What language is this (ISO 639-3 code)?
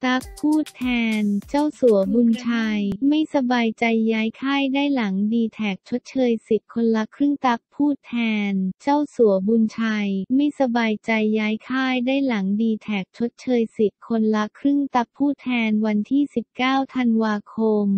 tha